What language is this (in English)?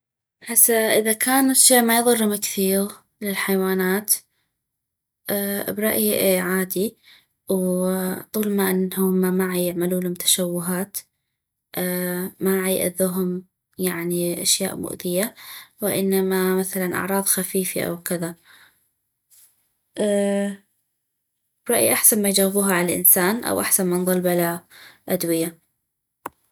North Mesopotamian Arabic